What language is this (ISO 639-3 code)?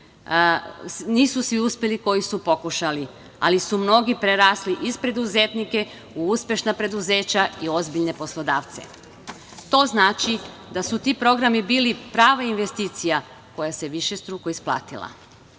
srp